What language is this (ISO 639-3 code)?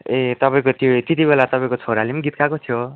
nep